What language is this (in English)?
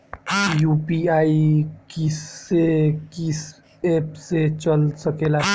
Bhojpuri